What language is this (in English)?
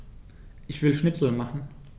German